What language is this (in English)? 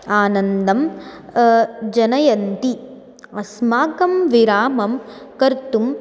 Sanskrit